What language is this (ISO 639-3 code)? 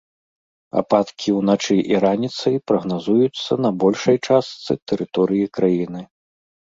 bel